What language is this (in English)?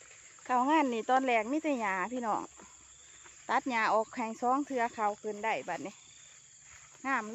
Thai